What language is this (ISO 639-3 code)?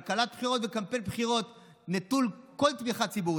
heb